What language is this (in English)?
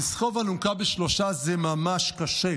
Hebrew